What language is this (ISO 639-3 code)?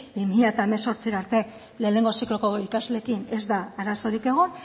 eus